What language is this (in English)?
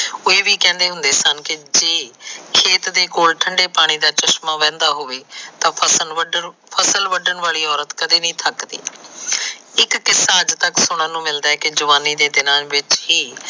Punjabi